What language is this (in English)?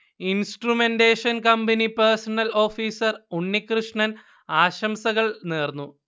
Malayalam